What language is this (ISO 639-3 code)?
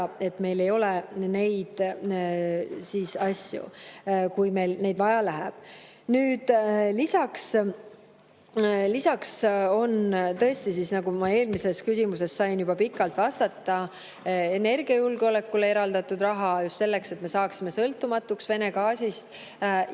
est